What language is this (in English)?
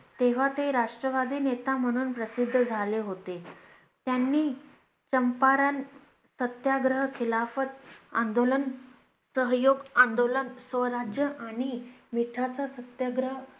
Marathi